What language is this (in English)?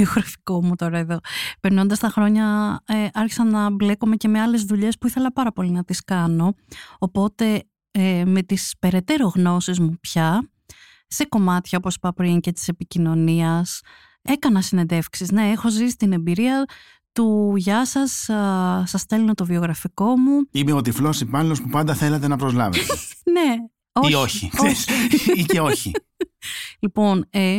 Greek